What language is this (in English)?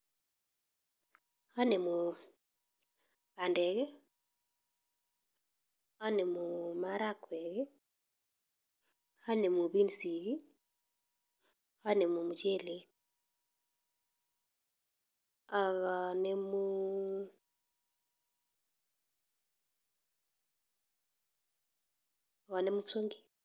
Kalenjin